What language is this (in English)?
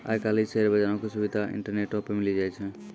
Maithili